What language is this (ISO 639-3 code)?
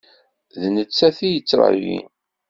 kab